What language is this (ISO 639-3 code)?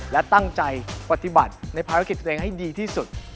tha